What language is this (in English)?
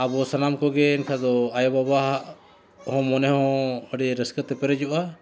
Santali